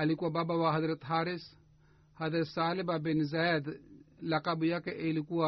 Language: Swahili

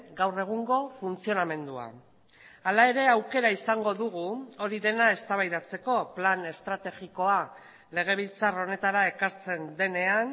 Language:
Basque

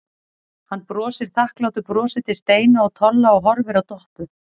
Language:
Icelandic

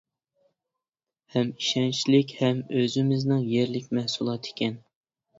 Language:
Uyghur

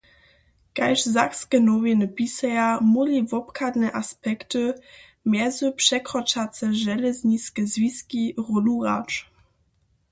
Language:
Upper Sorbian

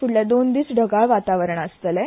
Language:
Konkani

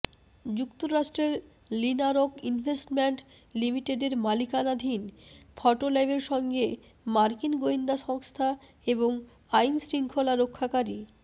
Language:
Bangla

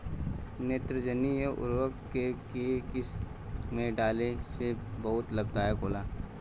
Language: Bhojpuri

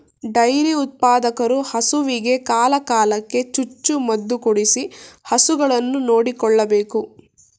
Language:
Kannada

